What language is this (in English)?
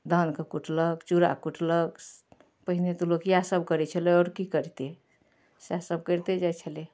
Maithili